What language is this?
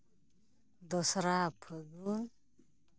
Santali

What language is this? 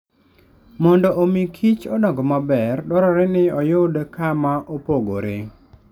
Luo (Kenya and Tanzania)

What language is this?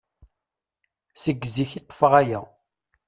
Kabyle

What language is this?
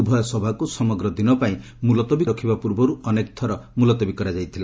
Odia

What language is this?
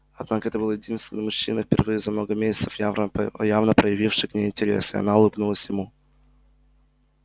Russian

